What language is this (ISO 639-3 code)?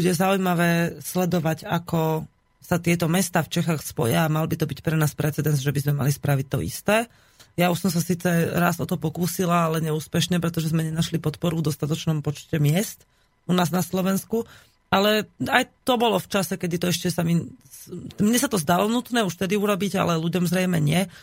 slk